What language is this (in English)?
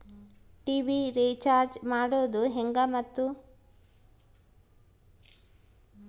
Kannada